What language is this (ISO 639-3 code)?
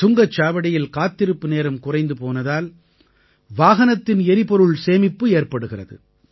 tam